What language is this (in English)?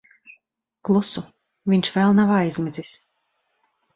Latvian